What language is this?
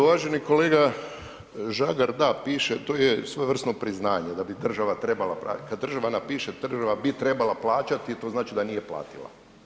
Croatian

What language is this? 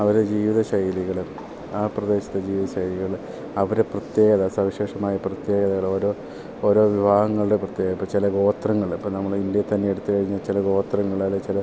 Malayalam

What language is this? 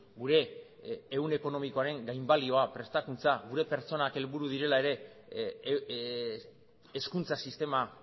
Basque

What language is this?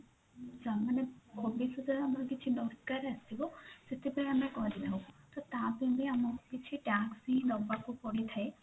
Odia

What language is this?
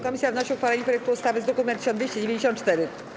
Polish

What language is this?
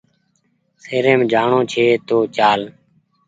Goaria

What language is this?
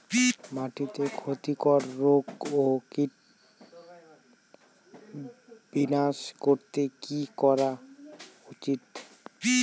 Bangla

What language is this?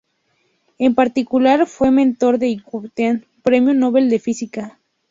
Spanish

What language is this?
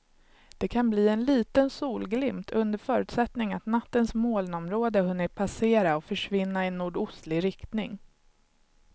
Swedish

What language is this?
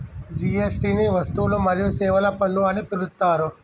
Telugu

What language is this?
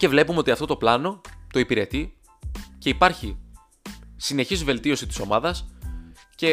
Greek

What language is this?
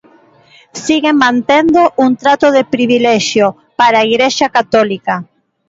Galician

